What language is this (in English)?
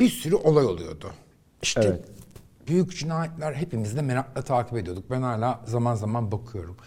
Turkish